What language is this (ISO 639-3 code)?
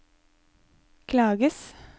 nor